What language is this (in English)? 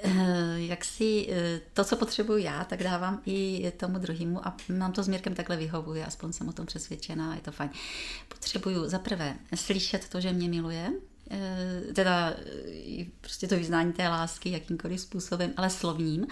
Czech